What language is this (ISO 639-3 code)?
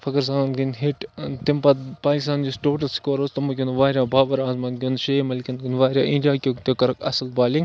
kas